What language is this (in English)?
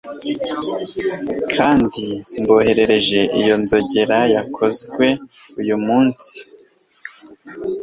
Kinyarwanda